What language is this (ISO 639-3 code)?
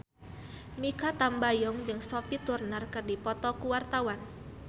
sun